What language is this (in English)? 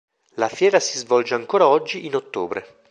Italian